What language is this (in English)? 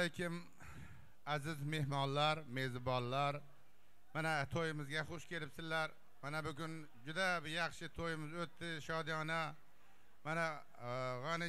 Turkish